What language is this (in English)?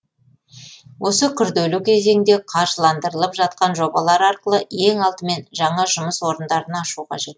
Kazakh